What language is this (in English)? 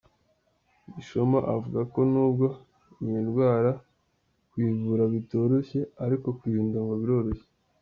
Kinyarwanda